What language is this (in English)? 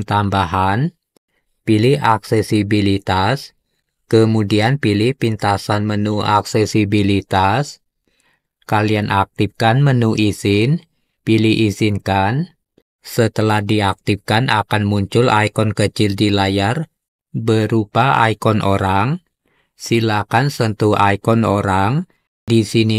Indonesian